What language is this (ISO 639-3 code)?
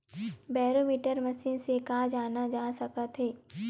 hne